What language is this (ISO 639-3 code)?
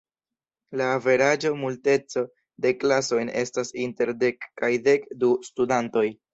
epo